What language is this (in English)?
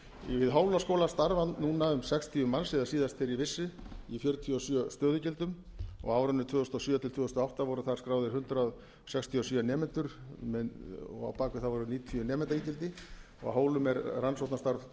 Icelandic